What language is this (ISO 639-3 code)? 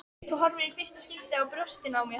isl